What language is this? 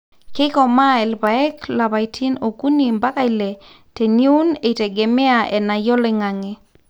Masai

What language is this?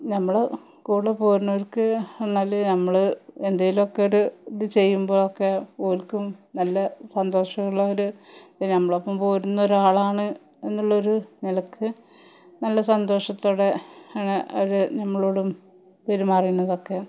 Malayalam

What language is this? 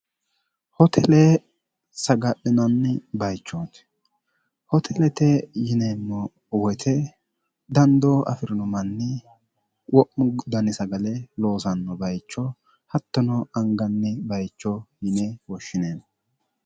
Sidamo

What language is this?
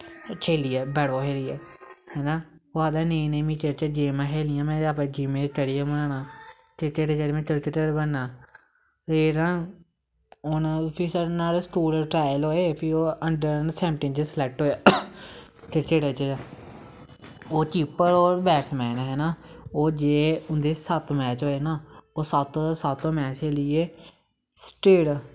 Dogri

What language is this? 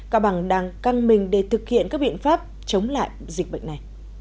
Vietnamese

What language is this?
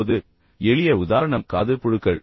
Tamil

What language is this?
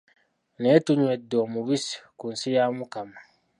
Ganda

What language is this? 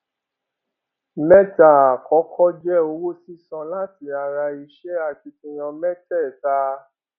Yoruba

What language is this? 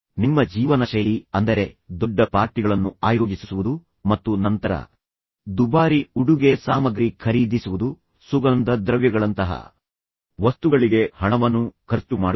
Kannada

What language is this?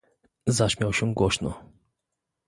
Polish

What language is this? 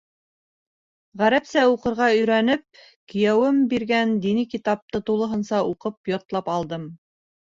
Bashkir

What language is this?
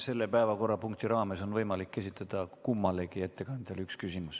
Estonian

